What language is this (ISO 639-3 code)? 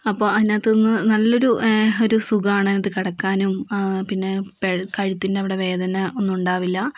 mal